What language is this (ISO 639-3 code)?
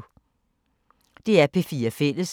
dan